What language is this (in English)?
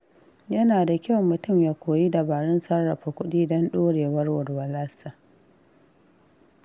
Hausa